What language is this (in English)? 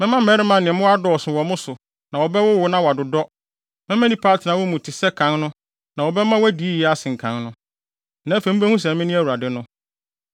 Akan